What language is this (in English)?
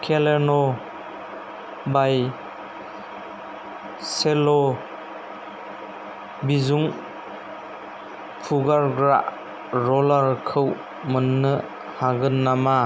Bodo